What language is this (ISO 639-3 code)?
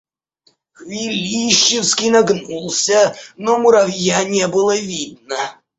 rus